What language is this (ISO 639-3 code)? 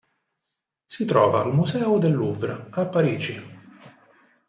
ita